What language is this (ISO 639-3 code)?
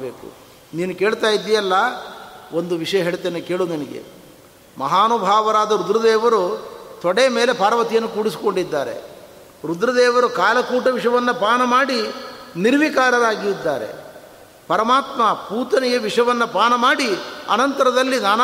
kan